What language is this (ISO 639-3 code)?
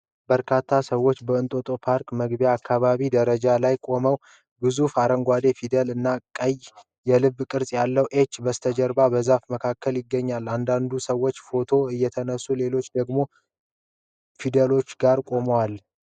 amh